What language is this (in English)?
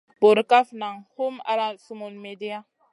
Masana